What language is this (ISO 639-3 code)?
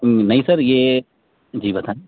urd